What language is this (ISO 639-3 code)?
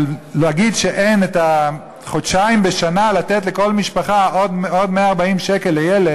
heb